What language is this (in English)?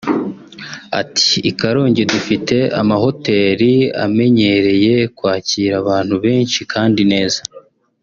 Kinyarwanda